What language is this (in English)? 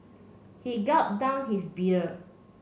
English